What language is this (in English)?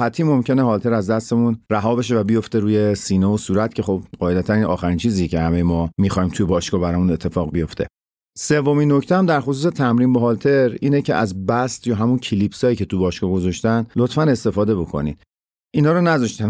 Persian